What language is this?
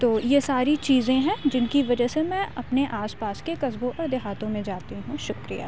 Urdu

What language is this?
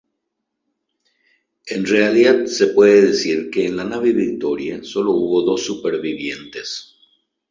Spanish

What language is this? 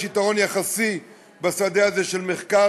Hebrew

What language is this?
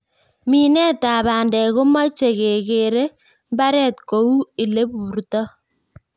Kalenjin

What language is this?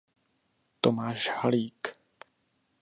Czech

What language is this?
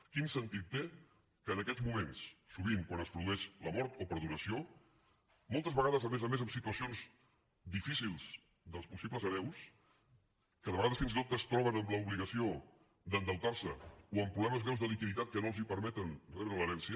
Catalan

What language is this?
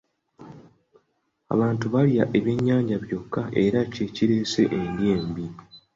Ganda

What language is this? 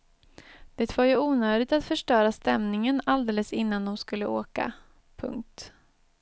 Swedish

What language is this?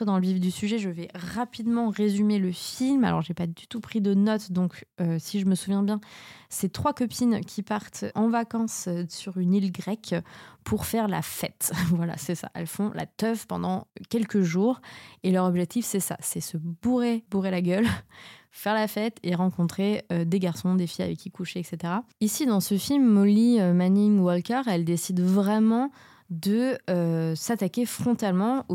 French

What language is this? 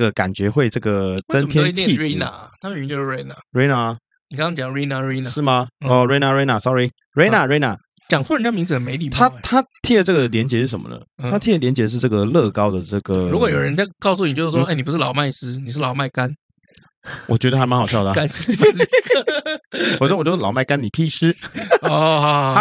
Chinese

